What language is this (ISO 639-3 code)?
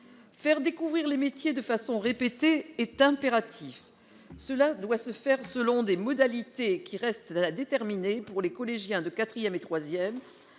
fra